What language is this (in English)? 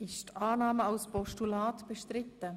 Swiss German